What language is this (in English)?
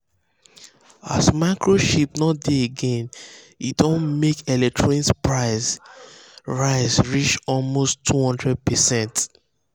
Nigerian Pidgin